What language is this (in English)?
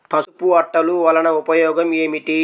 Telugu